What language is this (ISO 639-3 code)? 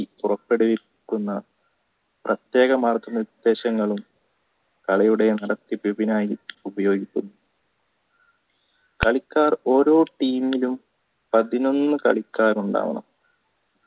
mal